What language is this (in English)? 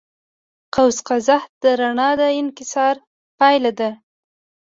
Pashto